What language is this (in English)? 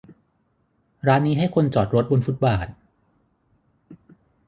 Thai